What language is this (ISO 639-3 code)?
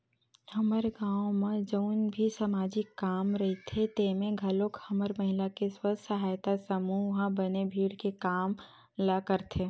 hne